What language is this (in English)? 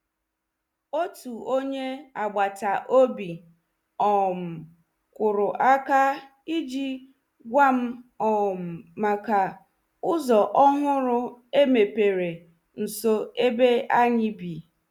Igbo